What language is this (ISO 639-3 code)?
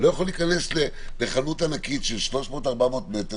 heb